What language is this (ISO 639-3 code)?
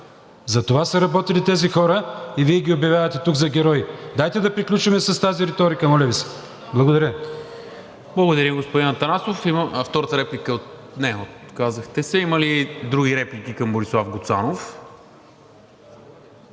bul